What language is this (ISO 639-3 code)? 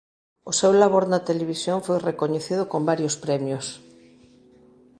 glg